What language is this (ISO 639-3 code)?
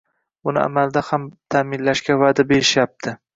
uzb